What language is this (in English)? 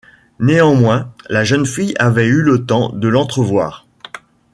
French